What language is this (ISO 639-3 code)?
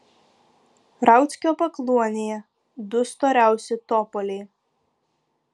lit